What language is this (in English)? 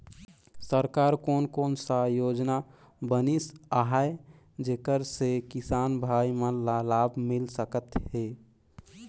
Chhattisgarhi